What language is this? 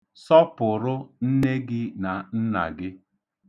Igbo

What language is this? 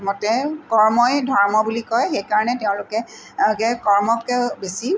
Assamese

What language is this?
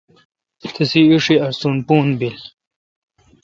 Kalkoti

